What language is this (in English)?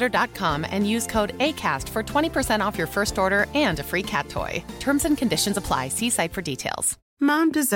Urdu